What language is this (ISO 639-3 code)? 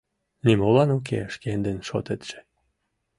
chm